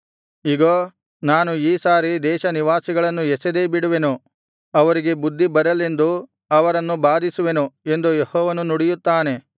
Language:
Kannada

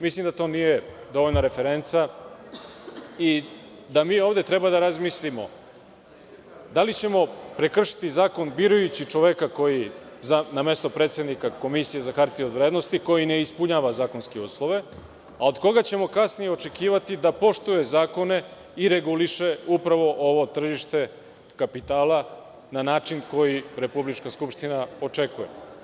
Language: Serbian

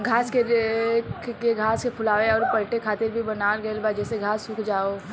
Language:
Bhojpuri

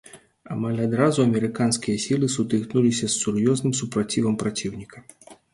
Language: Belarusian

